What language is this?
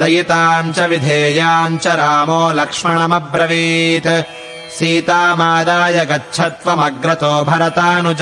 Kannada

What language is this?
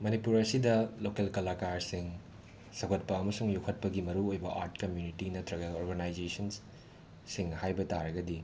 Manipuri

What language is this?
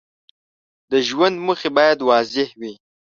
Pashto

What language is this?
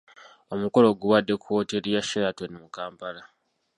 Ganda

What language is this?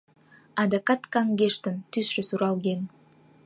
Mari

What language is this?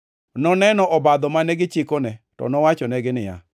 Luo (Kenya and Tanzania)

